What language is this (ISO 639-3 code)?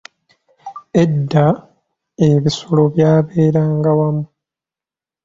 lug